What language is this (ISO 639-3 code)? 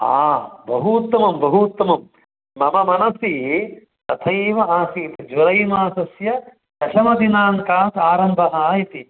san